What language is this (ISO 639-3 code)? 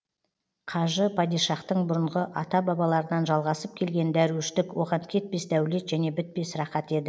kaz